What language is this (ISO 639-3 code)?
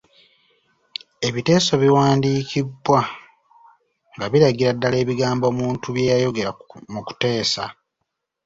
lug